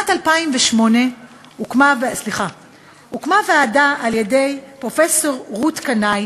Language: Hebrew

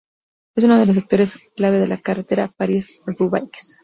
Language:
Spanish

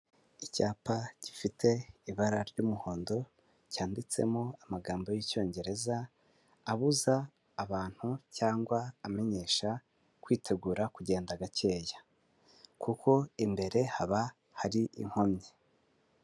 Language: Kinyarwanda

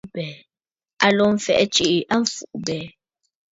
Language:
Bafut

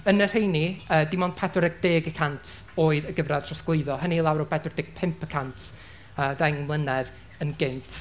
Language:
Welsh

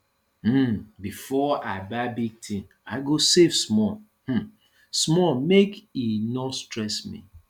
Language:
Nigerian Pidgin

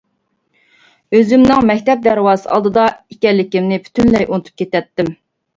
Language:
Uyghur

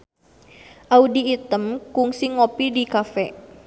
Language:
Sundanese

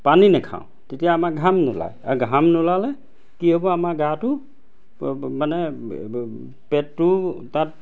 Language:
Assamese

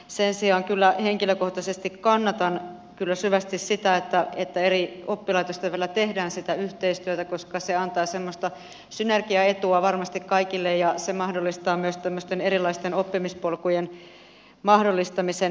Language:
Finnish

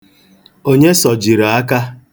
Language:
Igbo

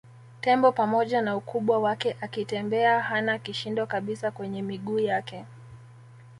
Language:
Swahili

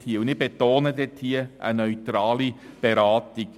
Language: Swiss German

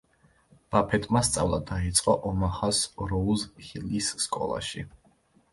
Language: Georgian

